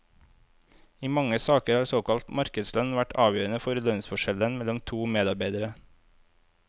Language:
Norwegian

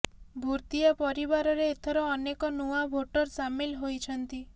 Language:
Odia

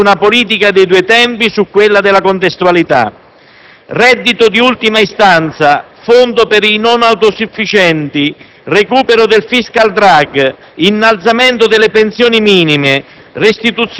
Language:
Italian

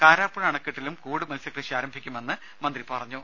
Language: Malayalam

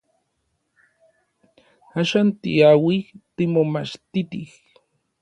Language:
Orizaba Nahuatl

